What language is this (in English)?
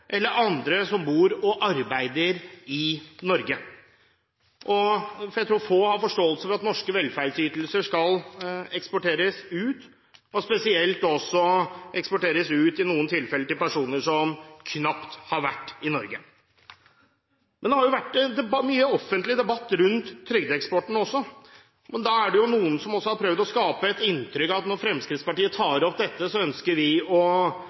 Norwegian Bokmål